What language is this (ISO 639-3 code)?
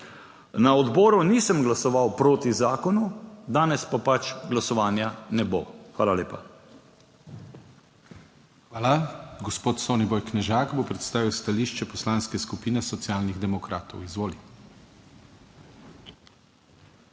slv